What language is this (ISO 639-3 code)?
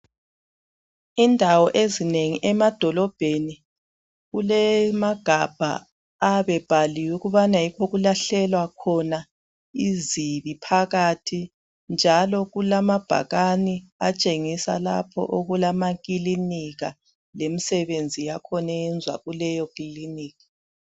nde